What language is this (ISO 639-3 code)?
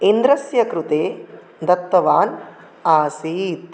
san